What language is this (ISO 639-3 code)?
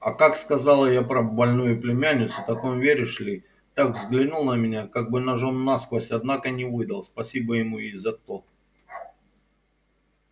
rus